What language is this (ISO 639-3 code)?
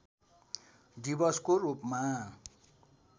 nep